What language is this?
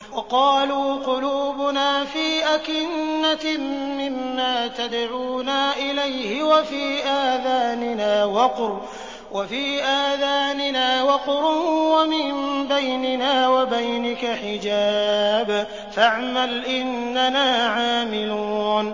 Arabic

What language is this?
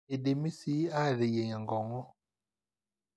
Masai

